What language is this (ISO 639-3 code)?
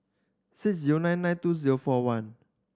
eng